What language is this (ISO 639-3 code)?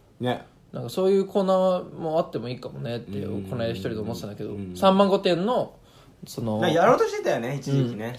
jpn